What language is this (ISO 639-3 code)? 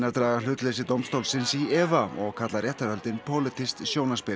isl